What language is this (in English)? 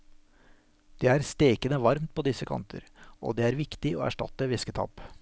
Norwegian